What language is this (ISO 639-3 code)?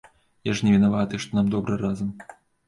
bel